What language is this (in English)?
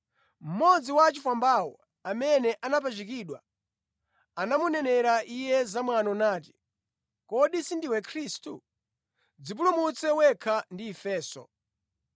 Nyanja